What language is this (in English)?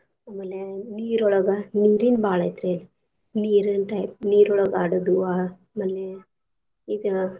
Kannada